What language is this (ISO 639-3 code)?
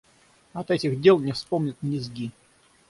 rus